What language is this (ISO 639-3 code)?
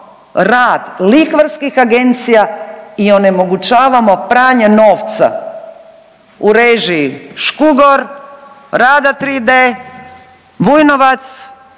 hrv